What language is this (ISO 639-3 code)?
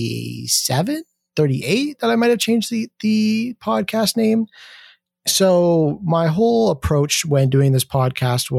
eng